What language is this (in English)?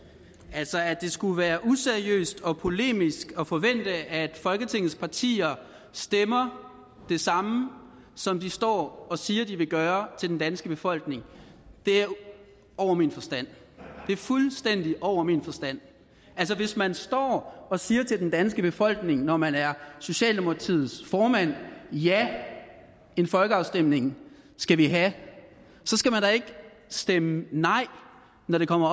Danish